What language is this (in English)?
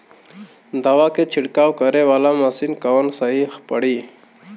Bhojpuri